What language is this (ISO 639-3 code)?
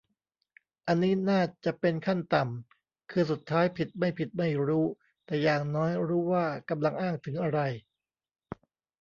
tha